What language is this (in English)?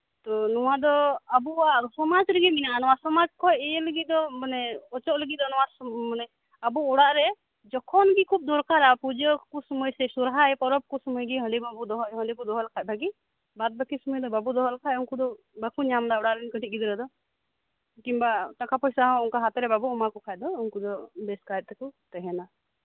Santali